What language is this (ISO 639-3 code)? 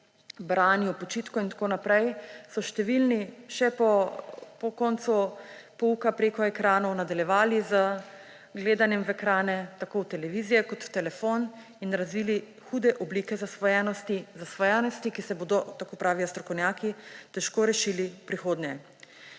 slv